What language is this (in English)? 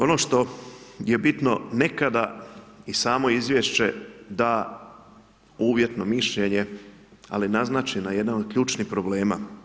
Croatian